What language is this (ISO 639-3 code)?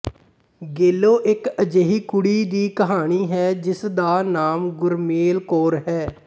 pan